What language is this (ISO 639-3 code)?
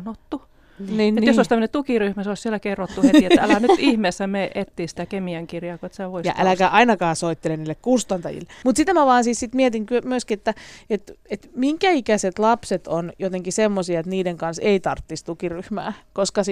fin